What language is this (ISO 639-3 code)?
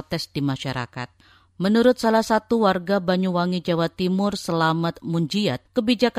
ind